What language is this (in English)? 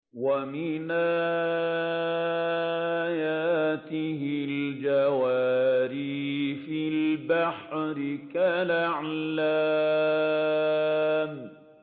Arabic